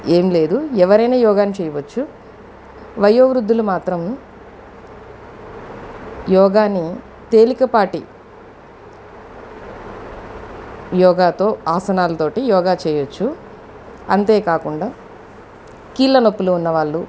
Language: Telugu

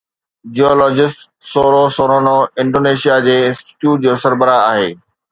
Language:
Sindhi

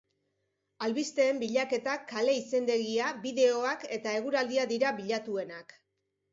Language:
Basque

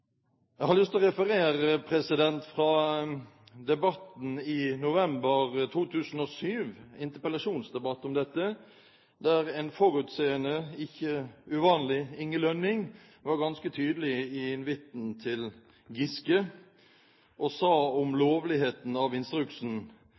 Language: Norwegian Bokmål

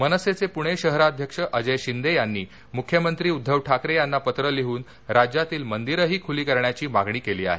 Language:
Marathi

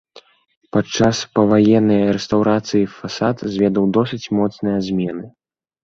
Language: Belarusian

